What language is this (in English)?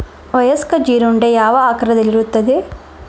Kannada